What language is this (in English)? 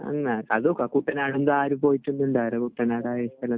Malayalam